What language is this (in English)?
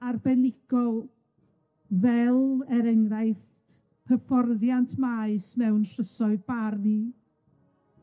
Welsh